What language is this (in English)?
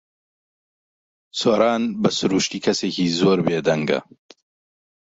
Central Kurdish